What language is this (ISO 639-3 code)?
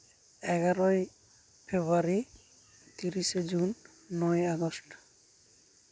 sat